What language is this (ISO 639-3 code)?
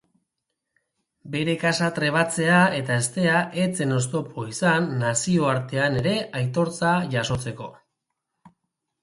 eus